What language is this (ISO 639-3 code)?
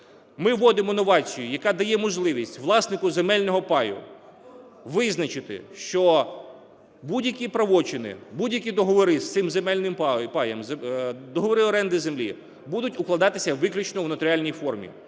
ukr